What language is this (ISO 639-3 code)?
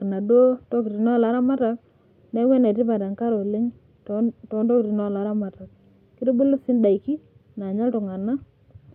mas